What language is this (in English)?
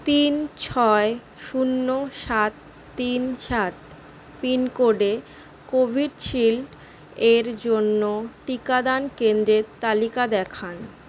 Bangla